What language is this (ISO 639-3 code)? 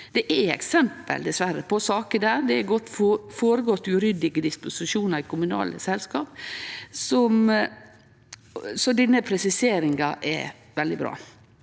nor